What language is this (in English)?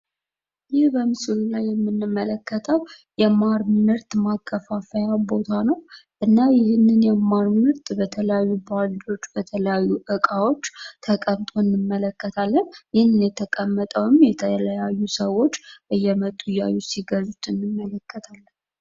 Amharic